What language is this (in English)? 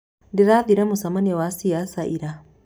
Kikuyu